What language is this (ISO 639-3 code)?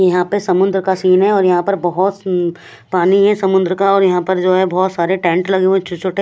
hin